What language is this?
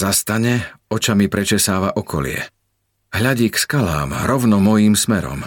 Slovak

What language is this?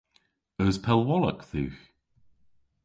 Cornish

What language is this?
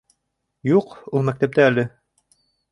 Bashkir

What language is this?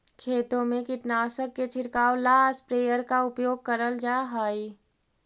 Magahi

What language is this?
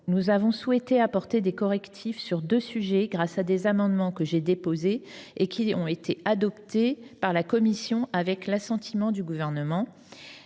French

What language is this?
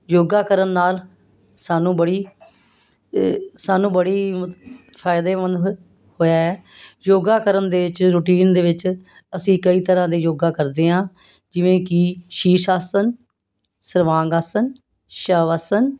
Punjabi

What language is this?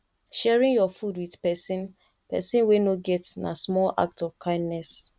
Nigerian Pidgin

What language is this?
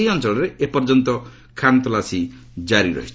Odia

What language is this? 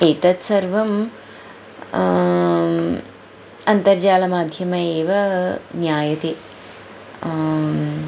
Sanskrit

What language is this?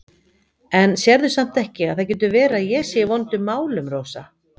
Icelandic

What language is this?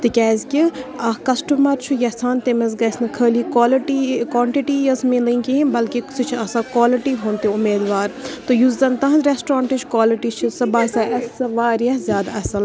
Kashmiri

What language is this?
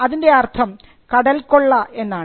Malayalam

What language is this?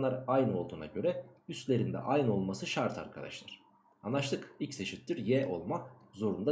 Turkish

